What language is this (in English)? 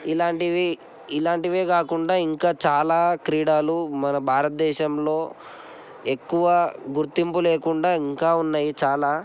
Telugu